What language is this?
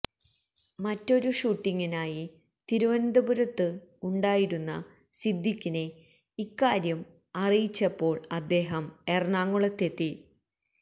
Malayalam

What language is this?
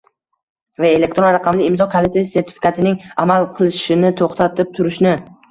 Uzbek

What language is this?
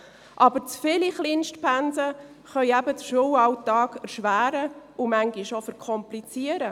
Swiss German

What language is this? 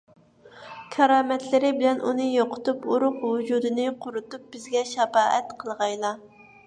Uyghur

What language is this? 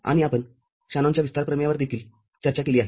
Marathi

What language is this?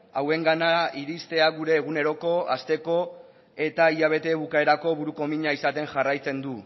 Basque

